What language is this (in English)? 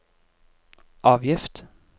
Norwegian